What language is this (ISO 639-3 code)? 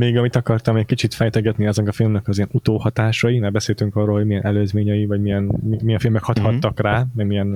hun